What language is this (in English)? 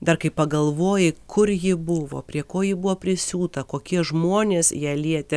Lithuanian